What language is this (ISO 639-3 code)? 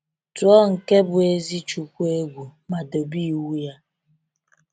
ibo